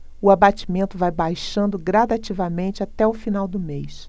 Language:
Portuguese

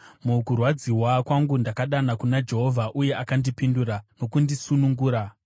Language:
Shona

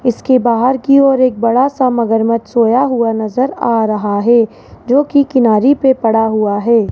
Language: Hindi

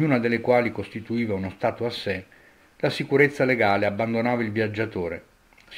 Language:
Italian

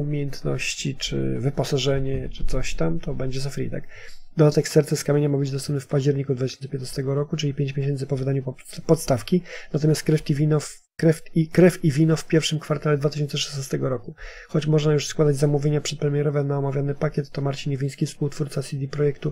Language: Polish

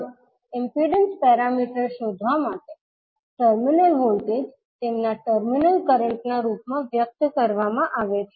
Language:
Gujarati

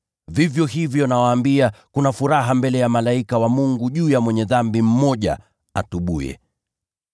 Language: Swahili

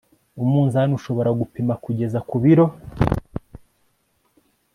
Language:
Kinyarwanda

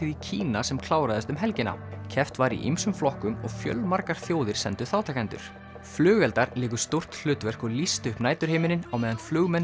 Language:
Icelandic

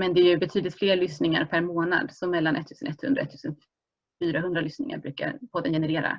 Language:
Swedish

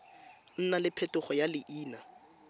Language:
Tswana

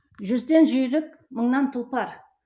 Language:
Kazakh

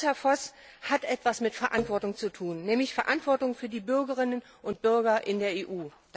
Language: German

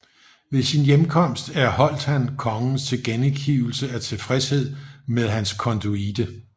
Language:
Danish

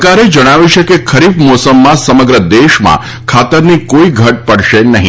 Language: Gujarati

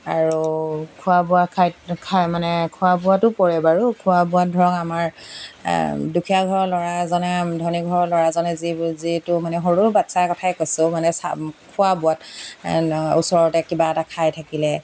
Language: Assamese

